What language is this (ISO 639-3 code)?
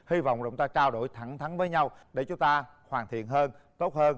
vie